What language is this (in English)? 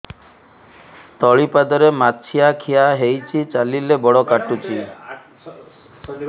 Odia